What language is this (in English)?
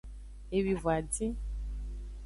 Aja (Benin)